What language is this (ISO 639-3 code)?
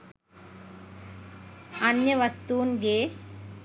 sin